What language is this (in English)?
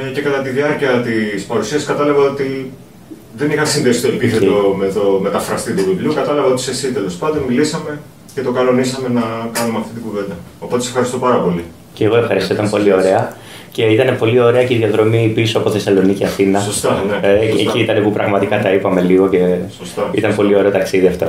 Greek